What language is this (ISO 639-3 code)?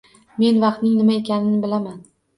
uzb